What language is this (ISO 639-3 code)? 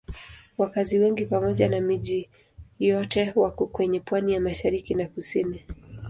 swa